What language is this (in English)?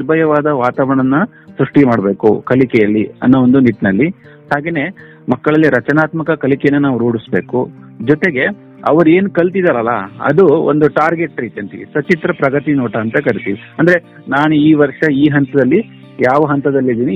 Kannada